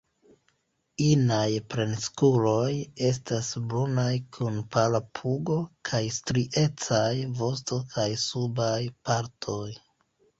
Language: Esperanto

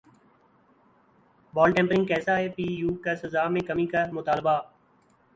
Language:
Urdu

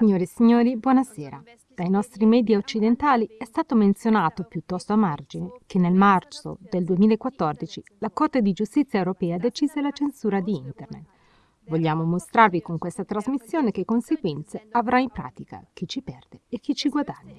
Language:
Italian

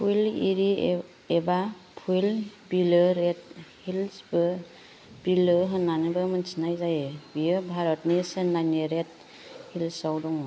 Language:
Bodo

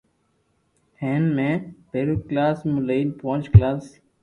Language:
Loarki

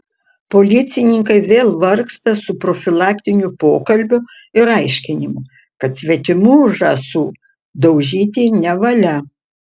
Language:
Lithuanian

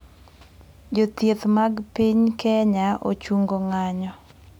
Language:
Luo (Kenya and Tanzania)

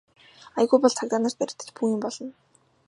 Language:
Mongolian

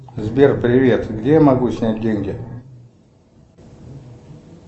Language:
Russian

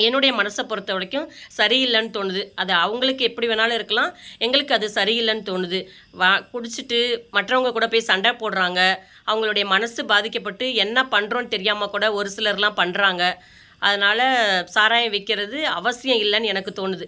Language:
Tamil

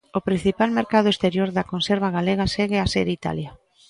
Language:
Galician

